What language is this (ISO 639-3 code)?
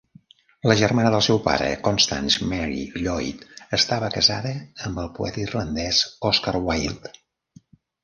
cat